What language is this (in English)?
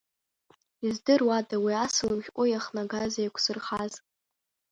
Abkhazian